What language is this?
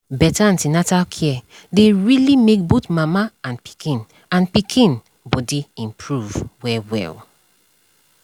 Nigerian Pidgin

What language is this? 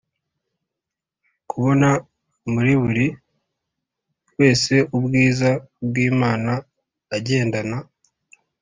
Kinyarwanda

